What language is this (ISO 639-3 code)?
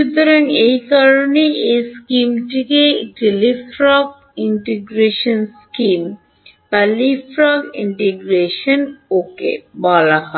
ben